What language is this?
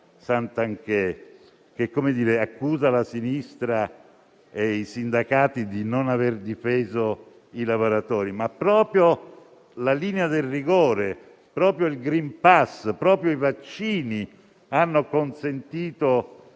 Italian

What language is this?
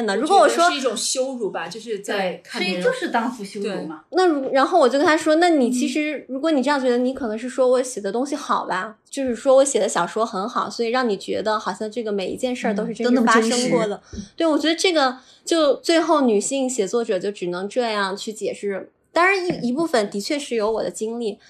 Chinese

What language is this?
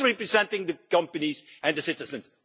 English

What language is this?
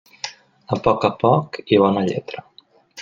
Catalan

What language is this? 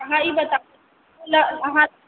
Maithili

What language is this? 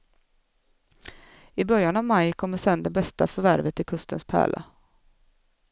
Swedish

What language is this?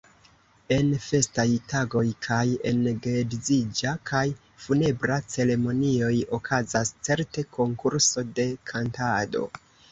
Esperanto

